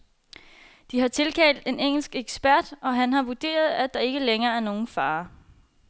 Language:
Danish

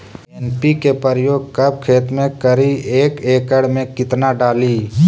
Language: Magahi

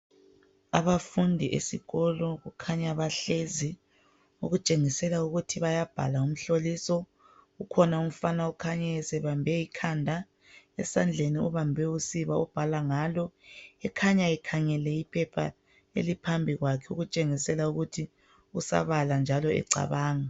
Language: North Ndebele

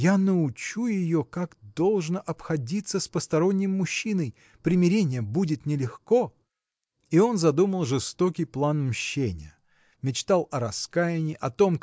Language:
Russian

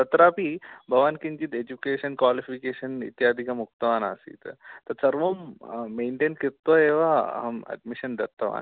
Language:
Sanskrit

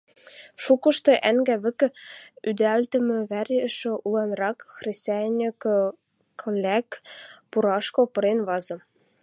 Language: Western Mari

